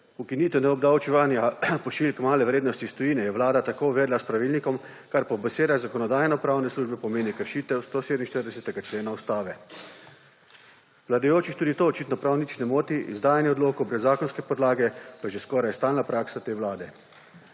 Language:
Slovenian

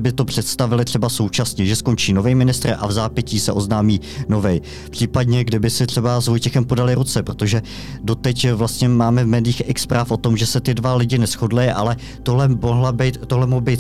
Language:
Czech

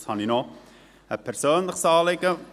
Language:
Swiss German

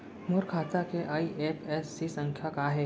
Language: Chhattisgarhi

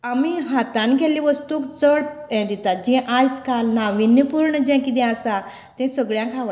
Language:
Konkani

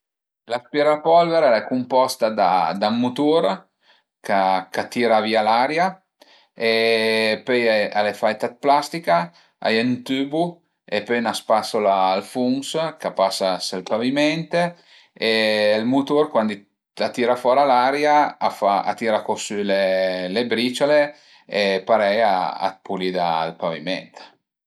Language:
Piedmontese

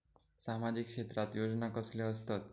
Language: Marathi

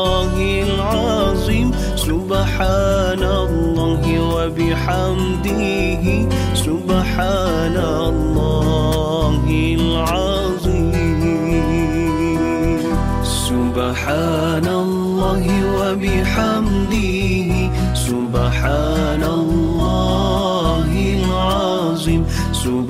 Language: Malay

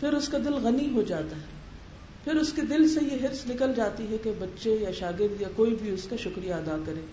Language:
Urdu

